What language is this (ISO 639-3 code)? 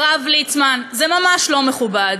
heb